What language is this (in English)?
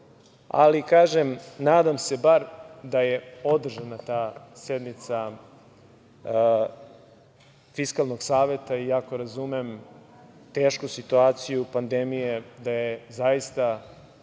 Serbian